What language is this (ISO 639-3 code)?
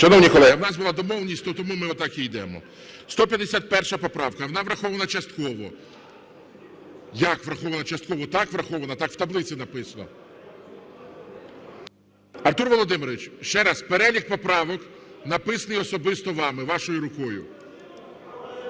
ukr